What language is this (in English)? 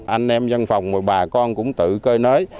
Vietnamese